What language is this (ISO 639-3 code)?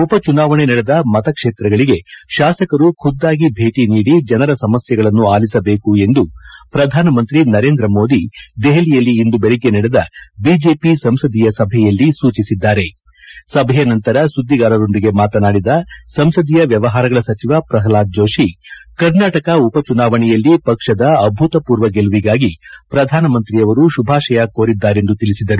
kan